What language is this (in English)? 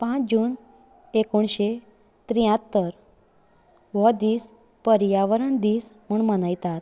Konkani